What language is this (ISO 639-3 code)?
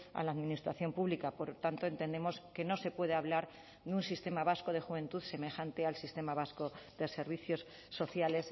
spa